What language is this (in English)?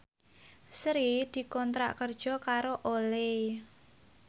Javanese